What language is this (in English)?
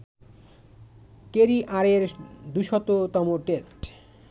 Bangla